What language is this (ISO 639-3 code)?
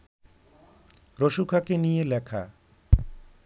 ben